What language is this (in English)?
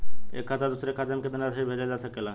Bhojpuri